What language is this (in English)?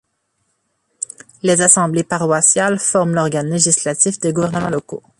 French